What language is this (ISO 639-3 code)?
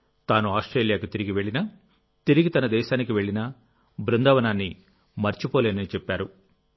tel